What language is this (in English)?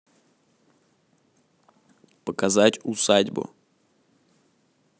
Russian